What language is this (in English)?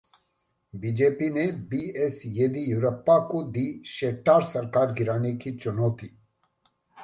Hindi